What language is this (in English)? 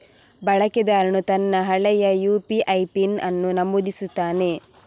Kannada